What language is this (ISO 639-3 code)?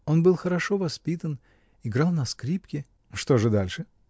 rus